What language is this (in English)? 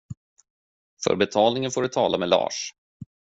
Swedish